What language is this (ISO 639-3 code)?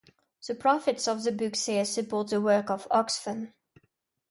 eng